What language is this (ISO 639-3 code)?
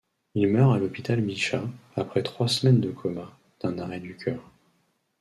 fra